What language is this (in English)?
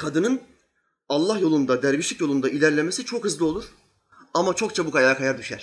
Turkish